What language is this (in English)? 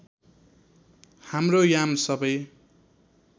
Nepali